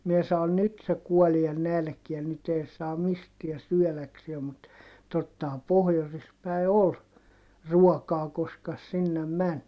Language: Finnish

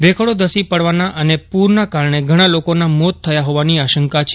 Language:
Gujarati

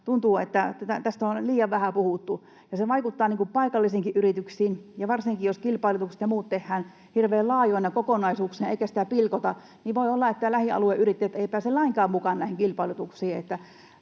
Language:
Finnish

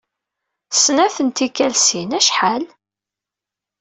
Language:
Kabyle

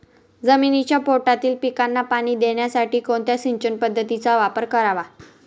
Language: Marathi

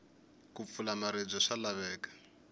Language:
Tsonga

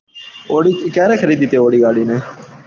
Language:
Gujarati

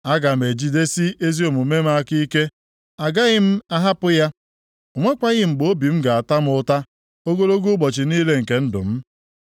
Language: Igbo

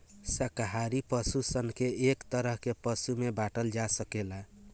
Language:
Bhojpuri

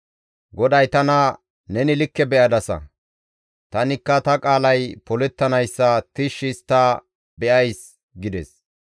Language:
Gamo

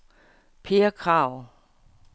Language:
Danish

